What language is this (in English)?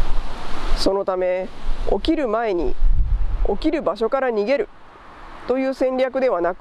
Japanese